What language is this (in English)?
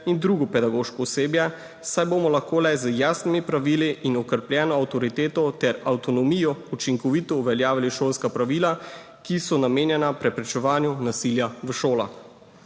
Slovenian